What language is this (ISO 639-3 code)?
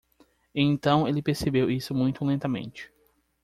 por